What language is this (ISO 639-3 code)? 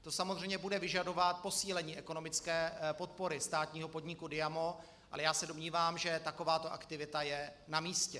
ces